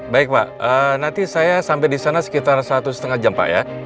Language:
Indonesian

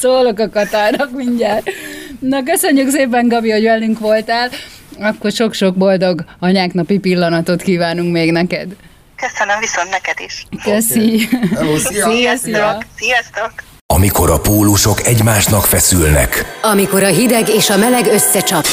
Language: Hungarian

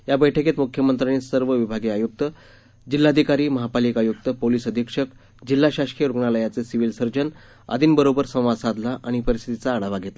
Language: Marathi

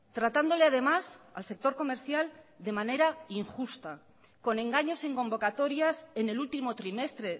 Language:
Spanish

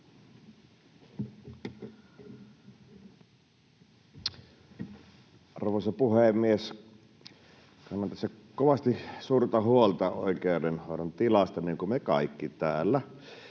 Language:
Finnish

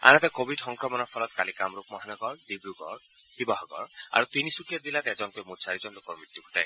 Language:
Assamese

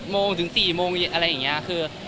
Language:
Thai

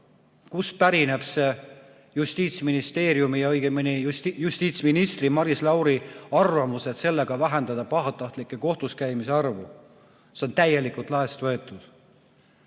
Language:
Estonian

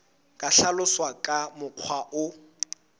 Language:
Southern Sotho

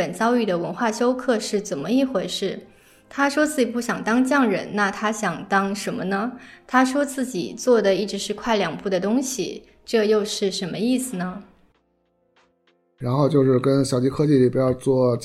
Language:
Chinese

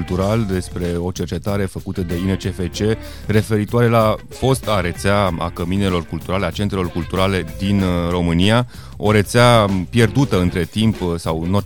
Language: Romanian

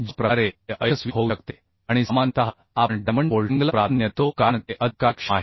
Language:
Marathi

